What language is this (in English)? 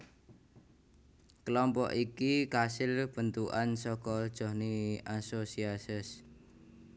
Javanese